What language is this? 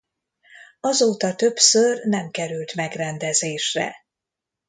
Hungarian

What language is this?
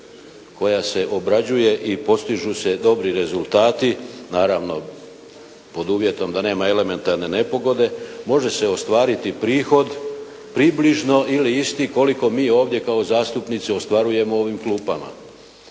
Croatian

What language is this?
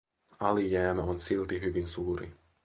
Finnish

